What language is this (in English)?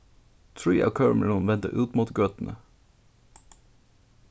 Faroese